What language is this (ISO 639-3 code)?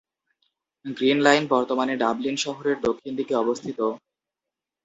ben